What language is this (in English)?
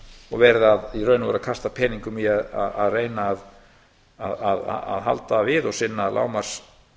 Icelandic